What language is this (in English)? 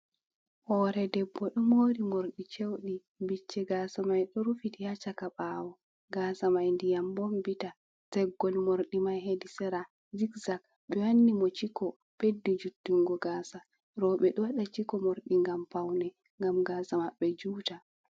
Fula